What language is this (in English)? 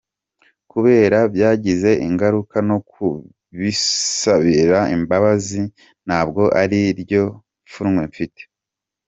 Kinyarwanda